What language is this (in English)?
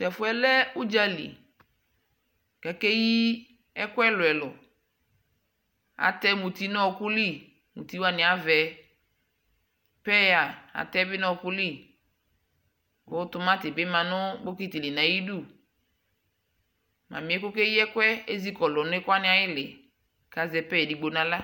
Ikposo